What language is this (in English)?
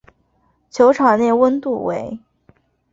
Chinese